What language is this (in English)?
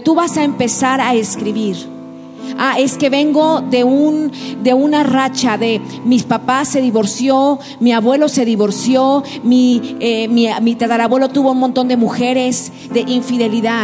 Spanish